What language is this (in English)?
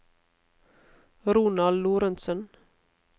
Norwegian